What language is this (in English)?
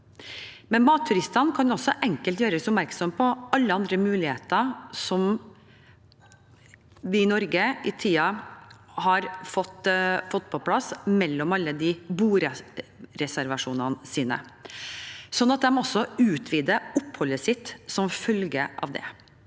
Norwegian